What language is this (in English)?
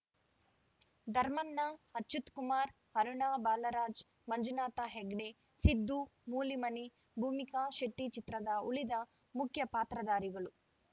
Kannada